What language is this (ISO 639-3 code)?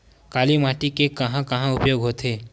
hne